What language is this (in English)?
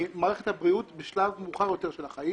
Hebrew